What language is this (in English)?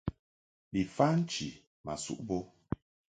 Mungaka